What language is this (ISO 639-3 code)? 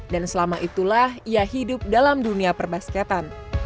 ind